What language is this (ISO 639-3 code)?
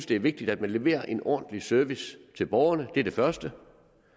dan